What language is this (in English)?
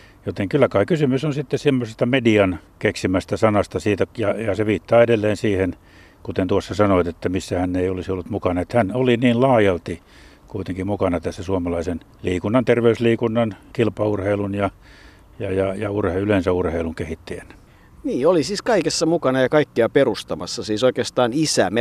Finnish